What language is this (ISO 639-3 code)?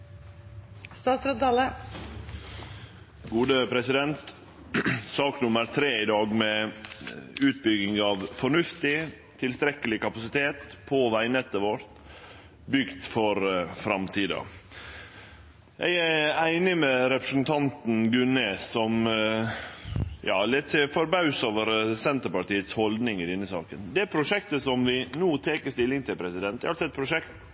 nno